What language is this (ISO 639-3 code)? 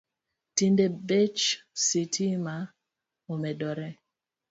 luo